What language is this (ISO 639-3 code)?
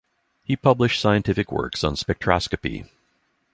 eng